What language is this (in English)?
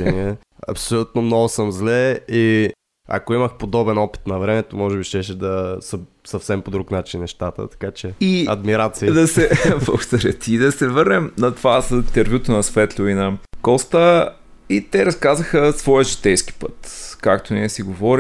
Bulgarian